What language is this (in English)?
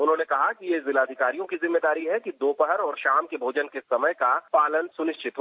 Hindi